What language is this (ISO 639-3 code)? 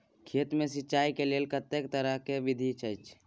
mai